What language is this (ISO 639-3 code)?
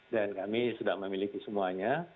ind